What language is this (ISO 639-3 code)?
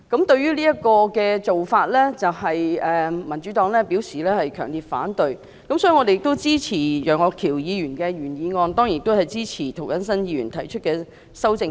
yue